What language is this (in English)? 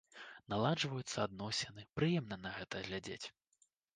Belarusian